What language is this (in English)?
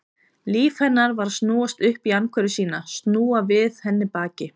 Icelandic